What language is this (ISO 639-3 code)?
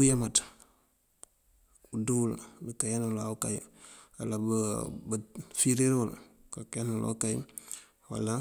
mfv